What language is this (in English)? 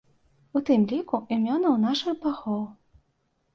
Belarusian